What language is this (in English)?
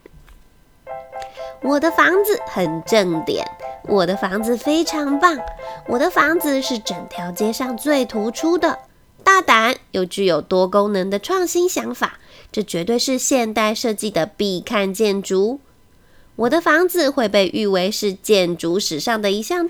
Chinese